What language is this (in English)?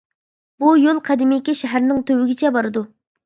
Uyghur